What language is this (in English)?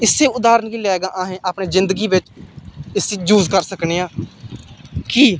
Dogri